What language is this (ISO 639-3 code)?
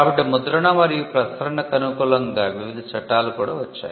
tel